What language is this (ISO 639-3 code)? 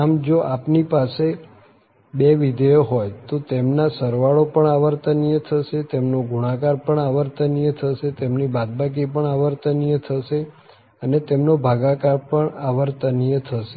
guj